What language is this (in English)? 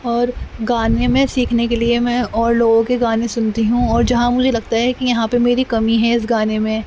Urdu